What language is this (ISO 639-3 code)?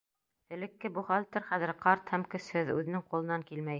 bak